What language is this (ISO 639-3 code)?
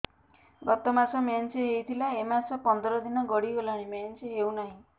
ori